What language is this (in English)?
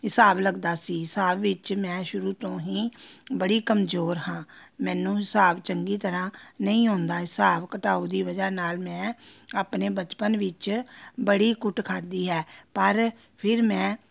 Punjabi